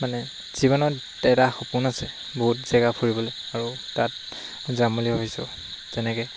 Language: Assamese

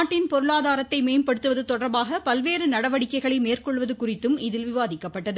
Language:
Tamil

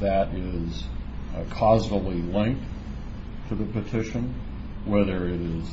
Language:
English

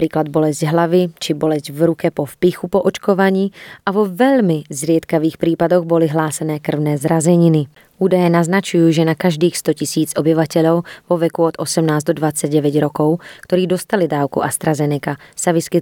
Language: Slovak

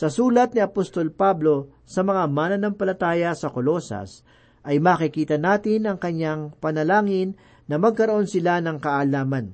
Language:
Filipino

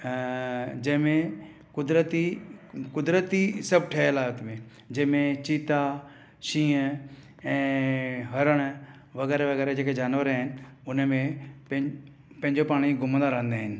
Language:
Sindhi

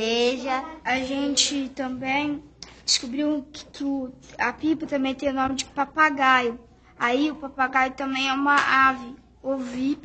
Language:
Portuguese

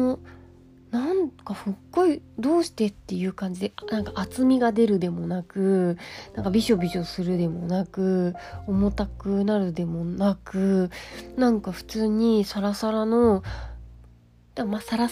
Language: Japanese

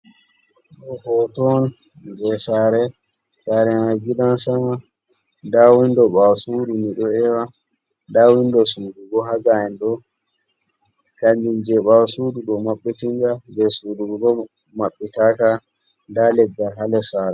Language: Fula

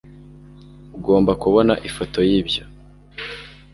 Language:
Kinyarwanda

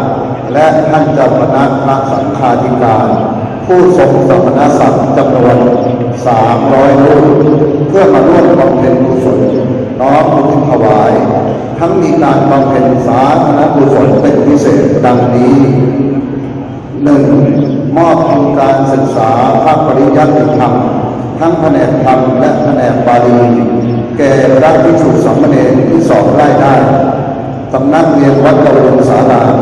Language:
Thai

